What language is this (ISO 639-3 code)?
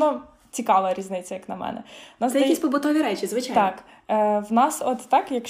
ukr